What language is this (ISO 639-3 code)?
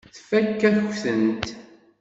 kab